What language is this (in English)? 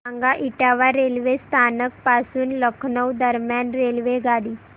Marathi